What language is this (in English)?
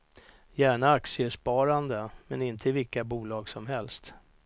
Swedish